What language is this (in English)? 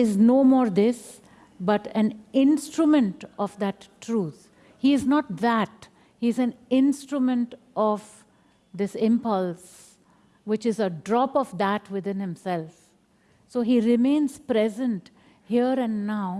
English